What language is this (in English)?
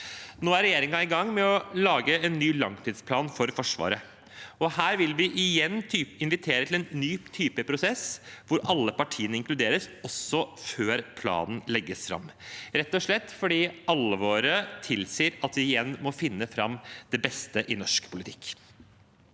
Norwegian